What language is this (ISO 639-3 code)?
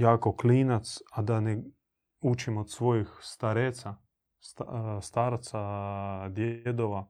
hrv